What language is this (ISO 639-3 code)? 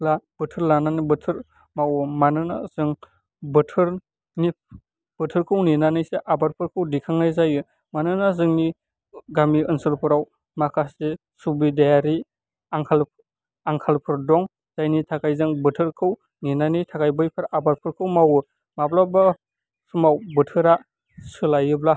brx